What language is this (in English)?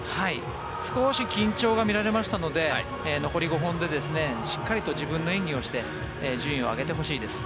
Japanese